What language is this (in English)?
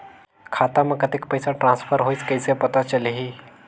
Chhattisgarhi